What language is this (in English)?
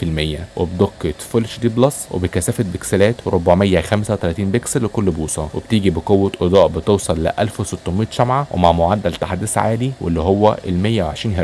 Arabic